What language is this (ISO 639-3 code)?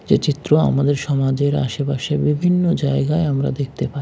ben